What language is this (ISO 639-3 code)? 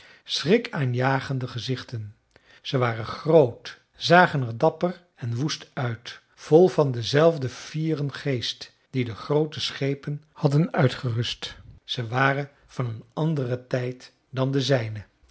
nld